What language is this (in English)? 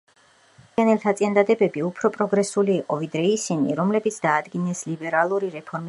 Georgian